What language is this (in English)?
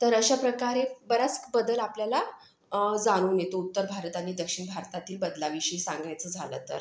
Marathi